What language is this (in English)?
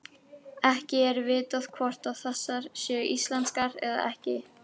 Icelandic